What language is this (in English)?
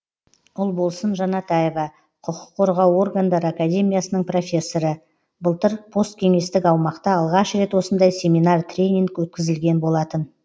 Kazakh